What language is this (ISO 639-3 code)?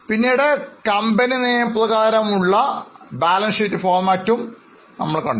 mal